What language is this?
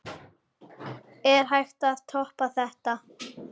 Icelandic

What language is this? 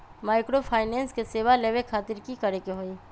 Magahi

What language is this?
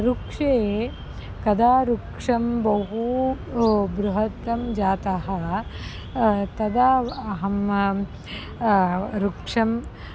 Sanskrit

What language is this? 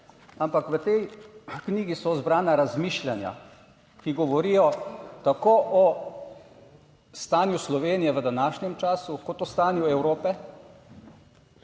Slovenian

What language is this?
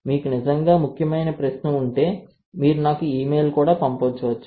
Telugu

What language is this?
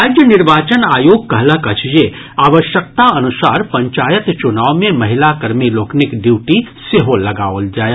Maithili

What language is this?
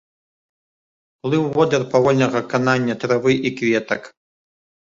Belarusian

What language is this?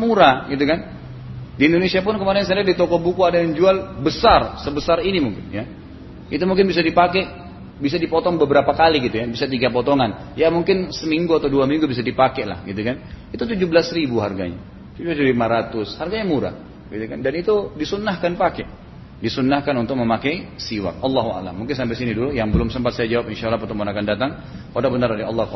Indonesian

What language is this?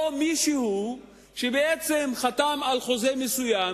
Hebrew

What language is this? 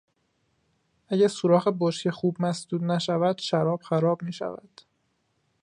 Persian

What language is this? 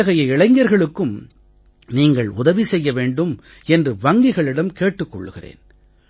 Tamil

